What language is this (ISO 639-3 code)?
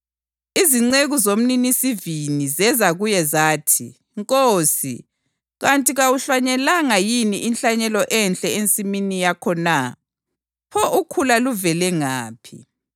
nde